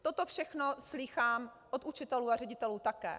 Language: Czech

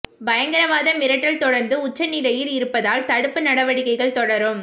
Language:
Tamil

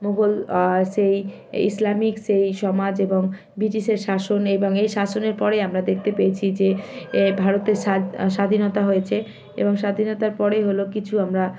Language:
Bangla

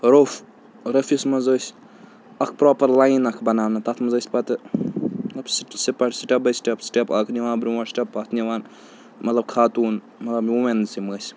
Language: Kashmiri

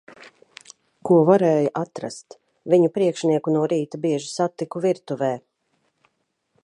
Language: Latvian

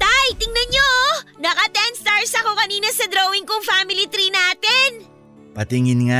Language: Filipino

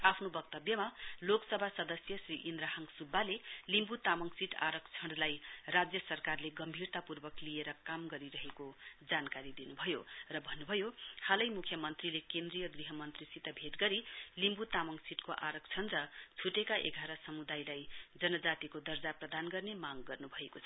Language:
Nepali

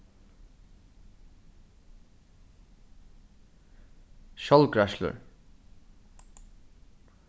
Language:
Faroese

